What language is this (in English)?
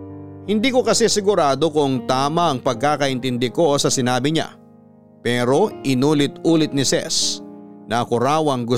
Filipino